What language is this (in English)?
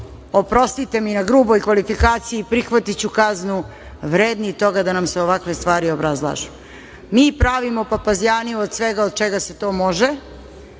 Serbian